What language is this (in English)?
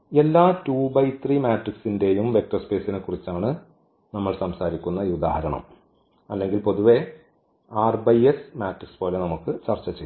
Malayalam